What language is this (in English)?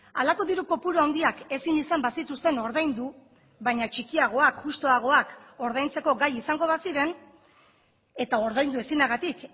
Basque